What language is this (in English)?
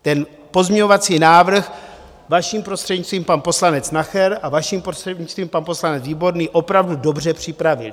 Czech